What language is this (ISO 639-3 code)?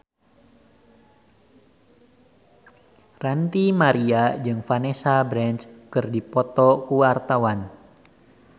sun